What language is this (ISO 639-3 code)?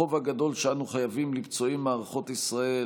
heb